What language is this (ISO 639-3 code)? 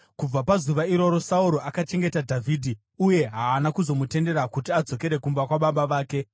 sna